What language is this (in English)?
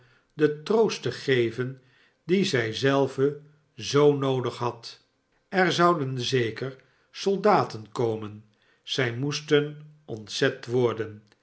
Dutch